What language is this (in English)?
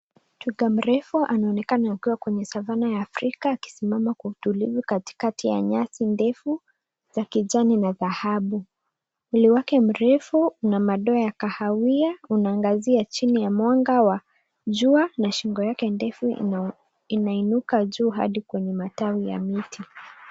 Swahili